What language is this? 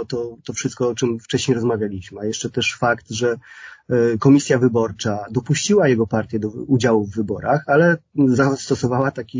Polish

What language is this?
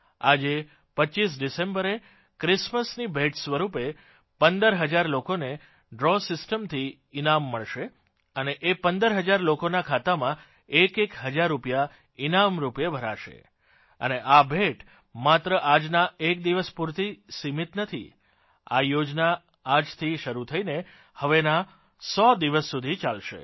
Gujarati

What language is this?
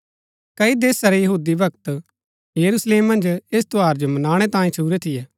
Gaddi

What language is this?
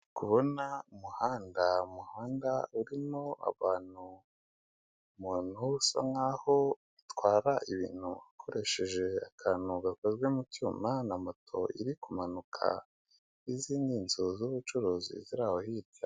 Kinyarwanda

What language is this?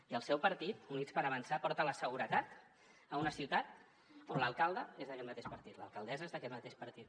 Catalan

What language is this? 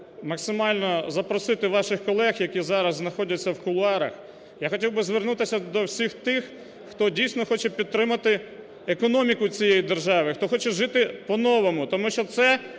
Ukrainian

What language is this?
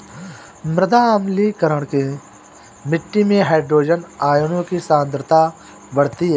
Hindi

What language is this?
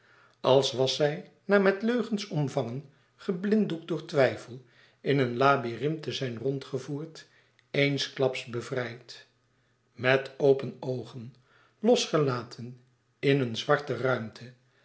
Dutch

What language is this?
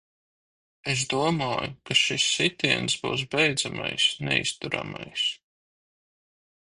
Latvian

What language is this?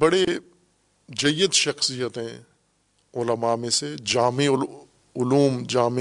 Urdu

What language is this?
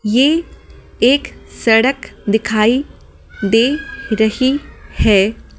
Hindi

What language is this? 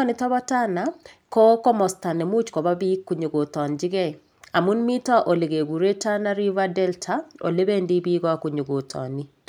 Kalenjin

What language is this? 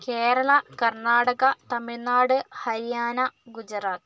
Malayalam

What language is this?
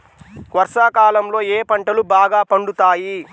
Telugu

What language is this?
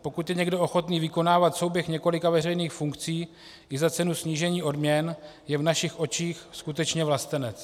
Czech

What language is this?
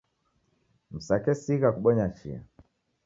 Taita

